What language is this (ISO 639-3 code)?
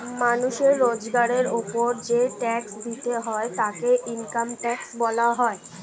ben